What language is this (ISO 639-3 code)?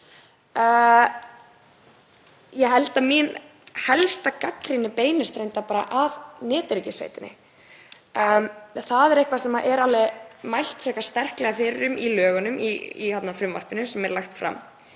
isl